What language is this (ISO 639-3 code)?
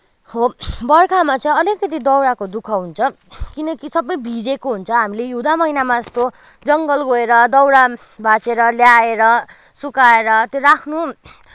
nep